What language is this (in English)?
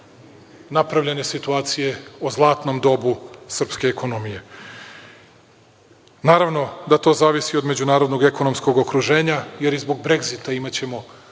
Serbian